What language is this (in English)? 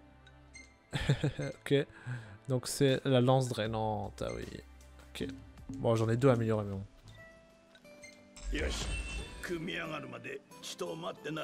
French